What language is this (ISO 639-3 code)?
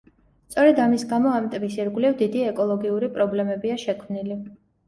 kat